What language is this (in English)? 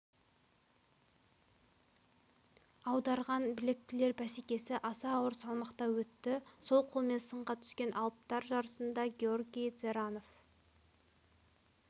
Kazakh